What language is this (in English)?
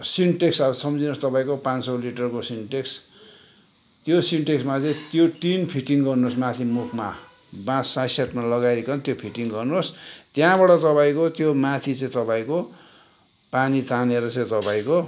Nepali